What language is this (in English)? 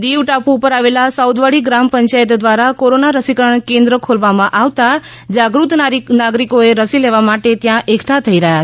Gujarati